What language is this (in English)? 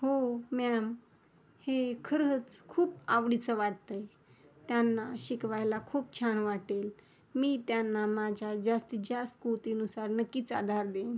Marathi